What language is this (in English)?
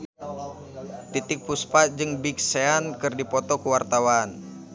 Sundanese